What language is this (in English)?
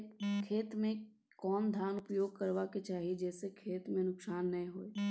Maithili